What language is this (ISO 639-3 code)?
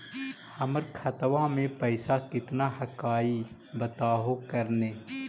mag